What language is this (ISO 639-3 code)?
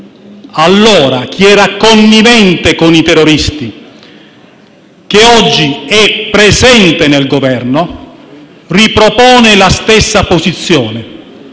ita